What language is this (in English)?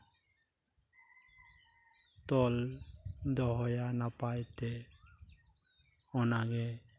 Santali